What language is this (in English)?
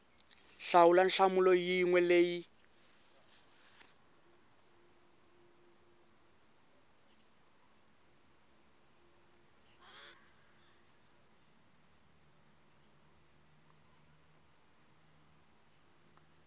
Tsonga